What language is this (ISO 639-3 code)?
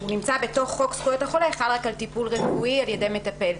heb